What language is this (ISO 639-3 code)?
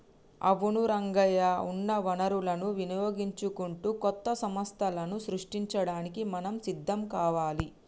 tel